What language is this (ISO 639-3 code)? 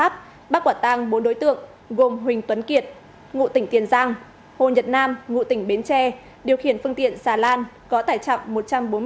vie